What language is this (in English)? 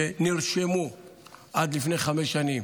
Hebrew